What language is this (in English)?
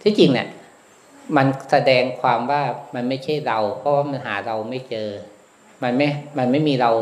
Thai